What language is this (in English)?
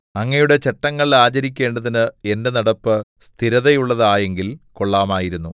Malayalam